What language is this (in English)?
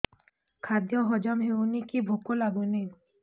Odia